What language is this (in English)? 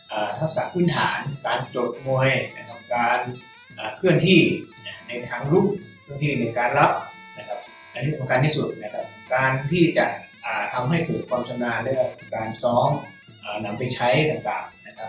Thai